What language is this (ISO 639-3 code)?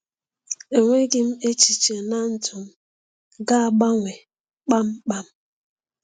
ibo